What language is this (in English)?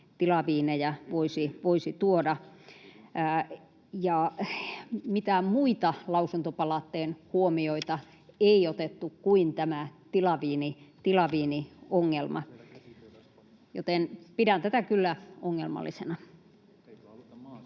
Finnish